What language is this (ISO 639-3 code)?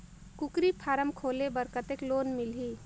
hne